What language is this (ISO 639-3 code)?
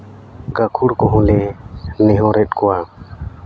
sat